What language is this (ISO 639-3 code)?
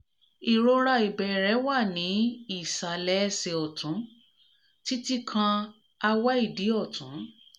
yor